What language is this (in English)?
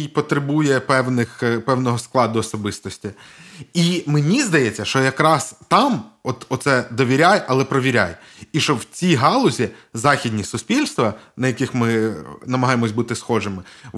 Ukrainian